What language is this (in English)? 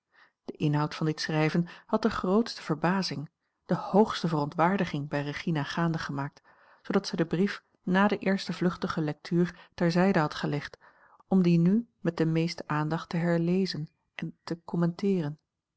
Dutch